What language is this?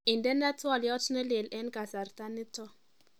Kalenjin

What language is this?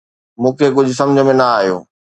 Sindhi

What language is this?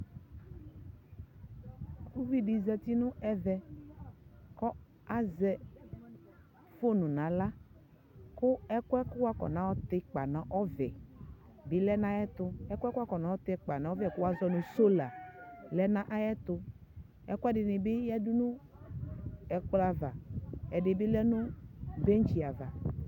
Ikposo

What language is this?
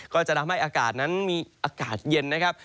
Thai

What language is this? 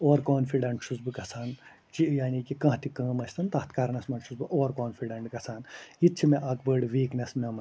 Kashmiri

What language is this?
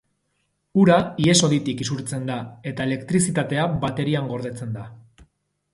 Basque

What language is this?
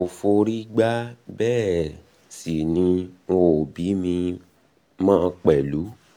Yoruba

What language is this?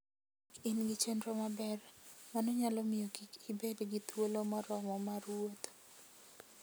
Luo (Kenya and Tanzania)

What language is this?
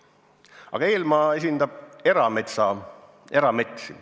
Estonian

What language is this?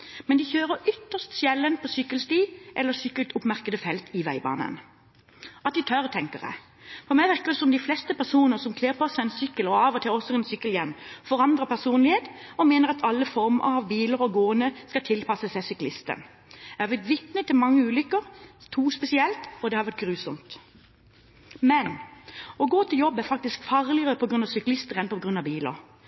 Norwegian Bokmål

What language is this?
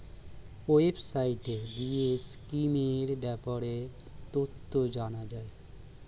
Bangla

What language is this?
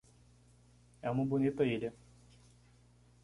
Portuguese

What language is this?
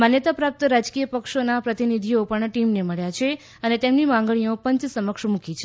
Gujarati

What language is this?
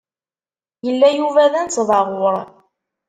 Kabyle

